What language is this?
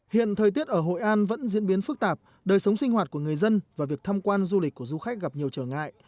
Vietnamese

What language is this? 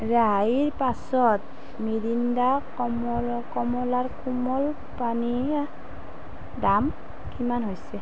Assamese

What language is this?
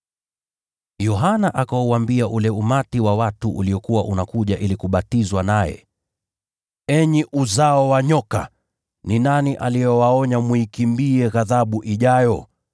Swahili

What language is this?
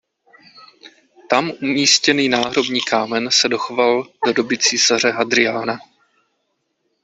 Czech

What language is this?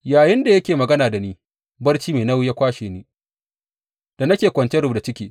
Hausa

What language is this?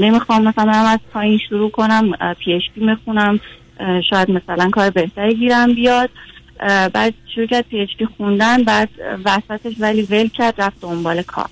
Persian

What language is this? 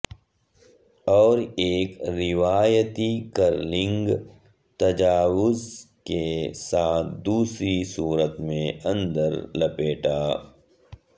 Urdu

